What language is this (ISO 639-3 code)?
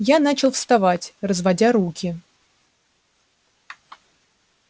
rus